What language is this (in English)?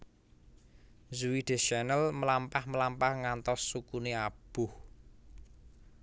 Javanese